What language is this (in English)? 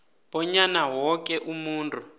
South Ndebele